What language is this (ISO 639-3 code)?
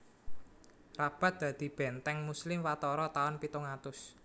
jav